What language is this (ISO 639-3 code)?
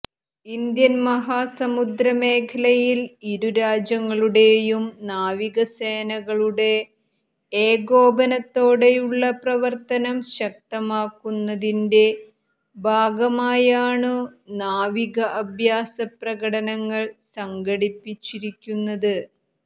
mal